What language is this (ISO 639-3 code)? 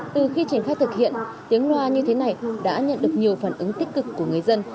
vie